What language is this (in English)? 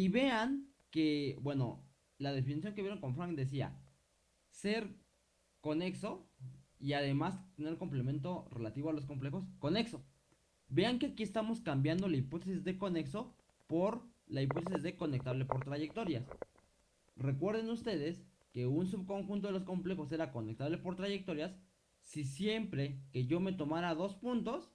Spanish